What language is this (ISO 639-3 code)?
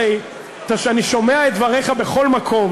heb